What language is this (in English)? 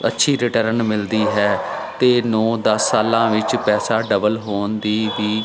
Punjabi